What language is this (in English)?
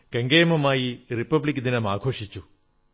Malayalam